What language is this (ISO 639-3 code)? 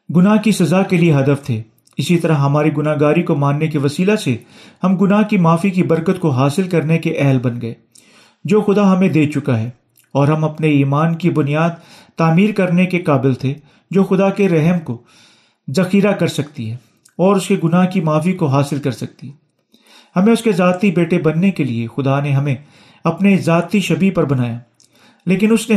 urd